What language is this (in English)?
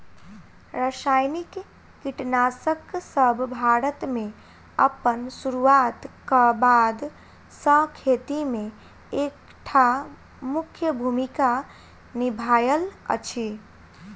Maithili